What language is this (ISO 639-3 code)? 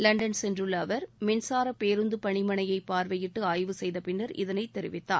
tam